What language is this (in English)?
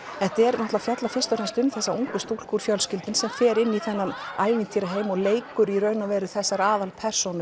Icelandic